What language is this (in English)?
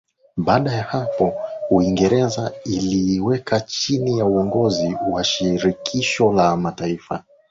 Swahili